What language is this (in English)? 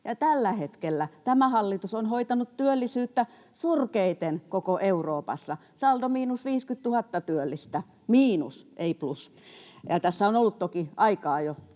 Finnish